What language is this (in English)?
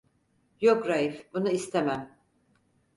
Turkish